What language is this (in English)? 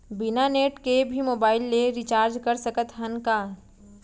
Chhattisgarhi